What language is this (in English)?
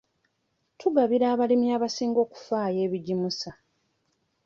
Ganda